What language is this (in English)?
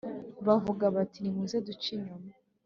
Kinyarwanda